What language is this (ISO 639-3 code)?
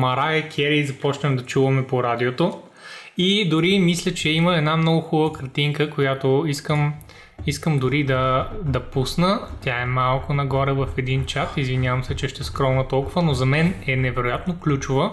bul